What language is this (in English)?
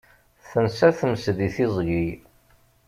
Kabyle